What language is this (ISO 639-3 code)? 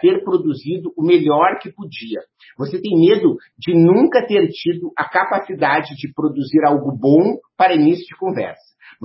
por